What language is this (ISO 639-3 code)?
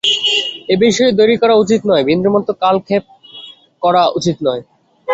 ben